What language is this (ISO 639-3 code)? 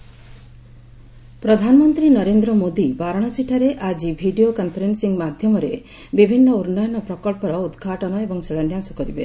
ori